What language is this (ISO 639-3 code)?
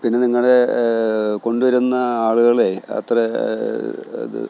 mal